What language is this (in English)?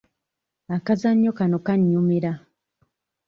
Ganda